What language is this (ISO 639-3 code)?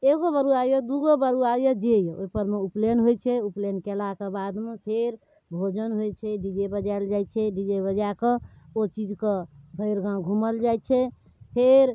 mai